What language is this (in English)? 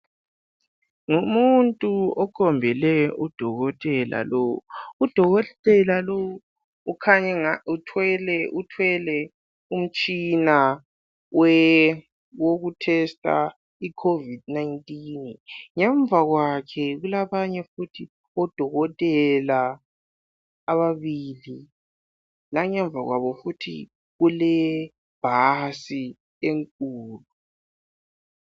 North Ndebele